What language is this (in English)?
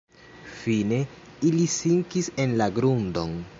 Esperanto